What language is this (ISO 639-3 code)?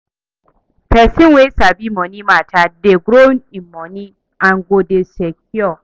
pcm